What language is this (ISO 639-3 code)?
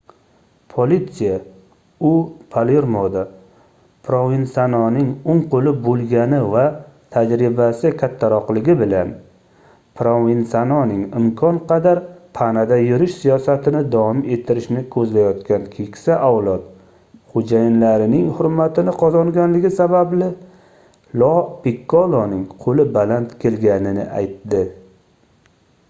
uzb